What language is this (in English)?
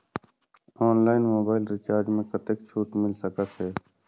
Chhattisgarhi